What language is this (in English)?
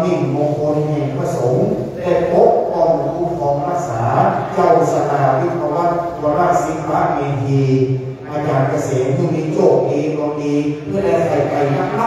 Thai